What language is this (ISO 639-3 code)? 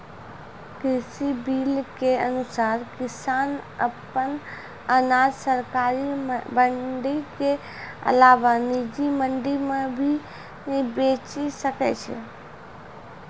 mai